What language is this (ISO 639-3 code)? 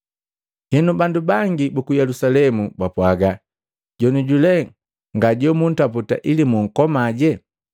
mgv